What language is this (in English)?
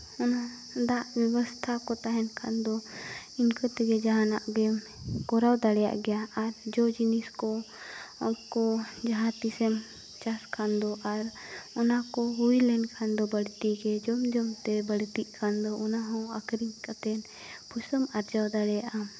Santali